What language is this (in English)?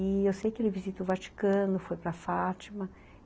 Portuguese